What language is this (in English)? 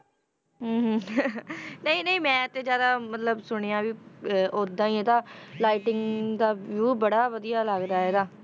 Punjabi